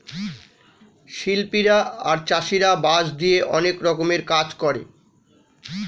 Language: Bangla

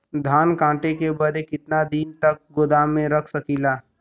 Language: Bhojpuri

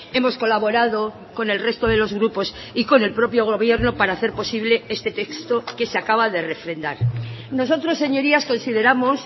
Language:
Spanish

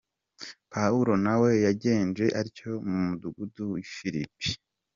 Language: Kinyarwanda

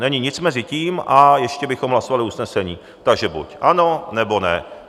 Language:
Czech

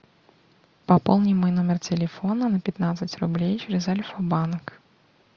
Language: Russian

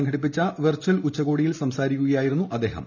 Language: Malayalam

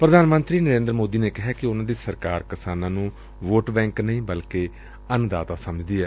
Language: Punjabi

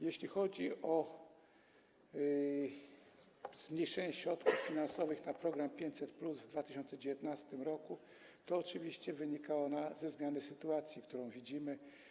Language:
Polish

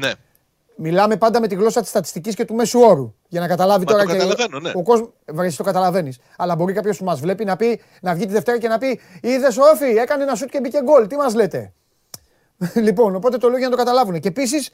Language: Greek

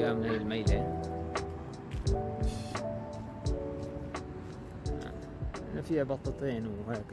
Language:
Arabic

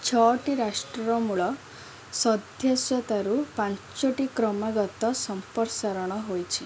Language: Odia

